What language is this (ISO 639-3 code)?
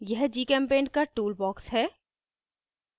hin